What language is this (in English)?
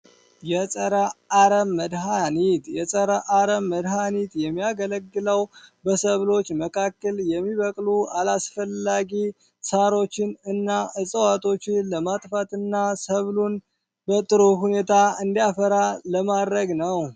Amharic